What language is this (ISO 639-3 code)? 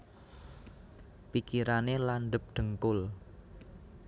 jav